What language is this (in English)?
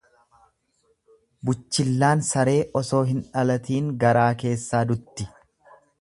Oromo